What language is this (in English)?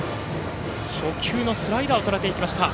Japanese